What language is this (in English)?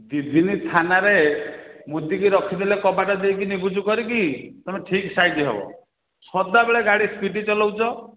Odia